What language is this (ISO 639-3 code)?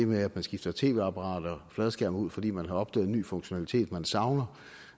dan